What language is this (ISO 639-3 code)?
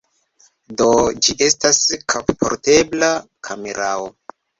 epo